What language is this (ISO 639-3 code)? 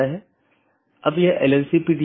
hin